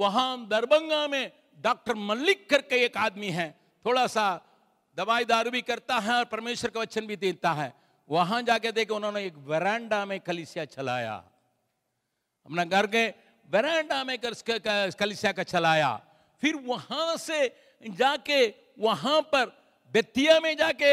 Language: Hindi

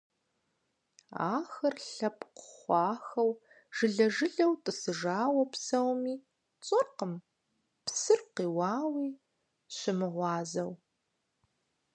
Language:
Kabardian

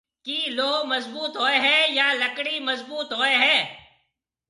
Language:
Marwari (Pakistan)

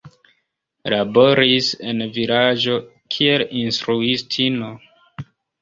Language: Esperanto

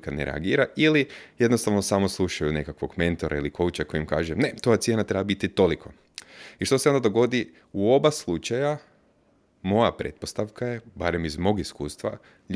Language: Croatian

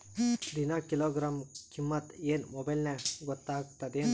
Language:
Kannada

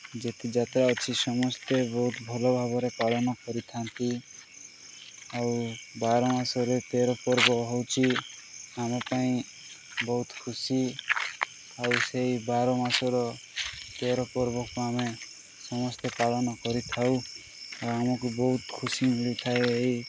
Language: Odia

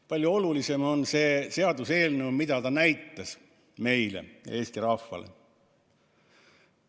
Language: Estonian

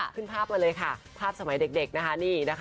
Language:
Thai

